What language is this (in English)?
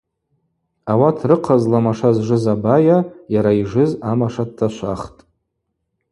Abaza